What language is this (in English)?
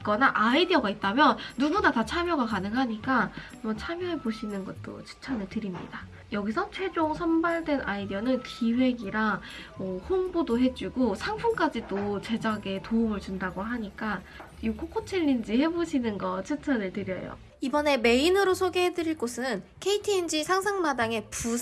Korean